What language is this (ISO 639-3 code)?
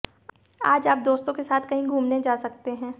hin